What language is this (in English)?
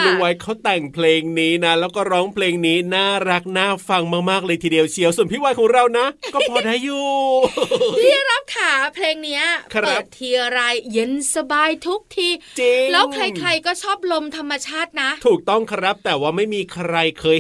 Thai